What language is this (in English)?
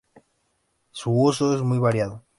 Spanish